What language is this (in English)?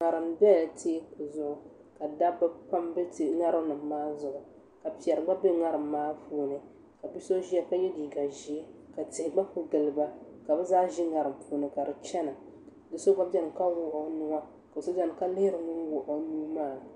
Dagbani